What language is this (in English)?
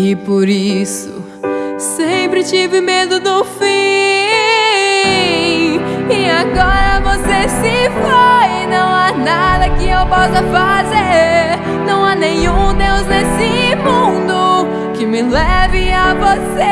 Portuguese